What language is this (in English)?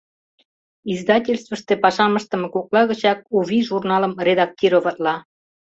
Mari